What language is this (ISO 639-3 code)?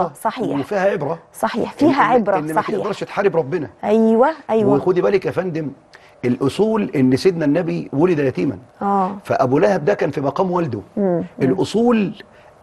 ara